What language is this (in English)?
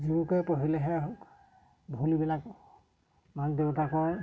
Assamese